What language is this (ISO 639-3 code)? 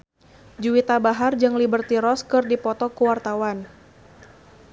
sun